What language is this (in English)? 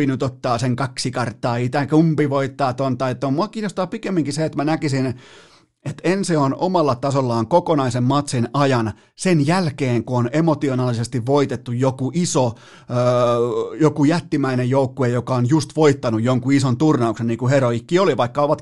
Finnish